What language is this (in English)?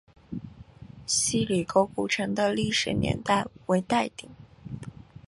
Chinese